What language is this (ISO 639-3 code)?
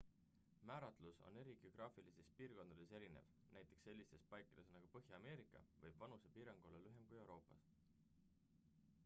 est